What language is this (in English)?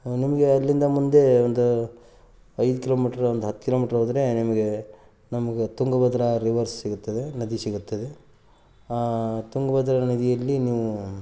Kannada